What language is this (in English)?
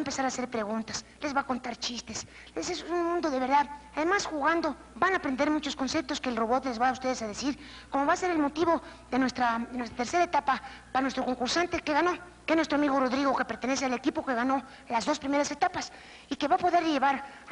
Spanish